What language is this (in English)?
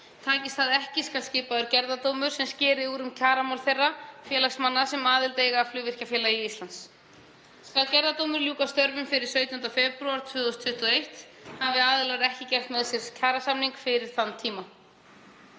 Icelandic